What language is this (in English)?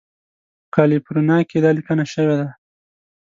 Pashto